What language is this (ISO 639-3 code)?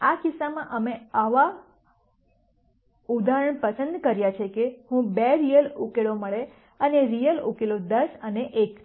guj